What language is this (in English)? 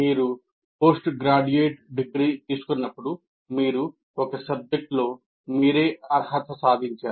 Telugu